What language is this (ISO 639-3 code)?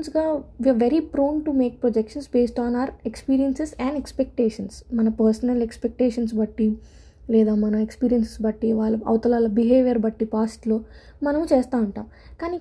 tel